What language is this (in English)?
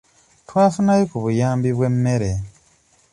Ganda